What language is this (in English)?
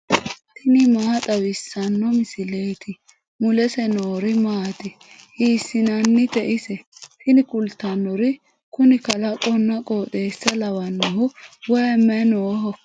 Sidamo